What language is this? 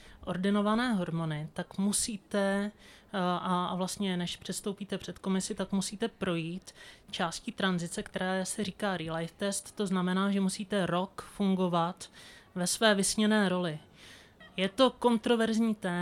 Czech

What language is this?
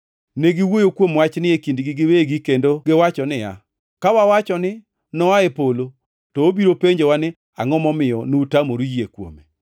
Luo (Kenya and Tanzania)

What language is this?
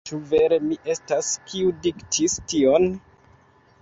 Esperanto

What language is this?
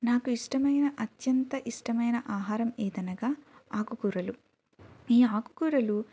Telugu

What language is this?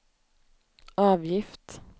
Swedish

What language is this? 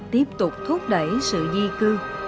Vietnamese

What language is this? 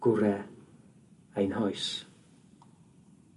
Welsh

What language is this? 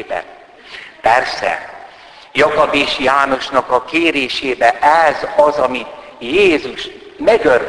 Hungarian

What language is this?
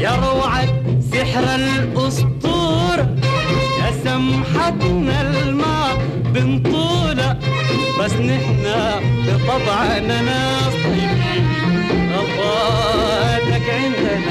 Turkish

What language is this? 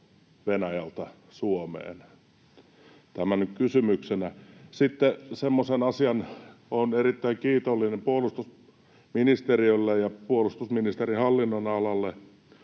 Finnish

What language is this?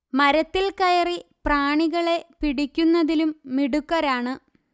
Malayalam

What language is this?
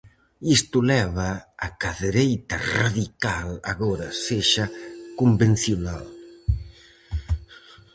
Galician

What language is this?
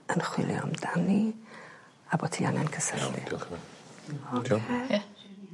Welsh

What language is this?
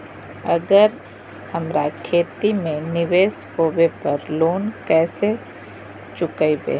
Magahi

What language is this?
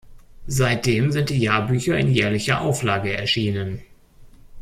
German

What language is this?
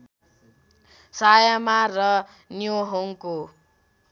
Nepali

